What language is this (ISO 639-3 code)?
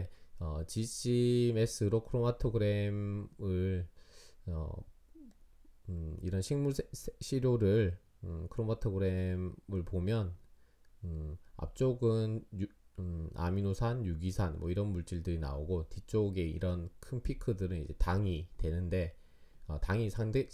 kor